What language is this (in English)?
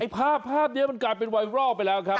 Thai